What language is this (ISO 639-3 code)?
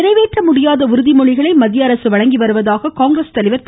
tam